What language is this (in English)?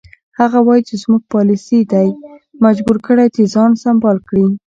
Pashto